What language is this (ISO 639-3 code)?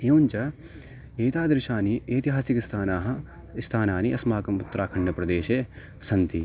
san